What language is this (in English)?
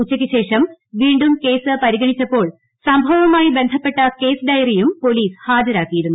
Malayalam